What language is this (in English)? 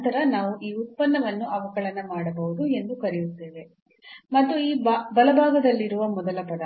Kannada